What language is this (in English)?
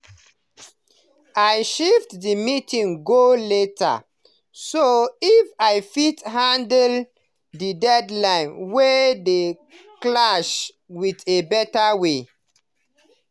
Nigerian Pidgin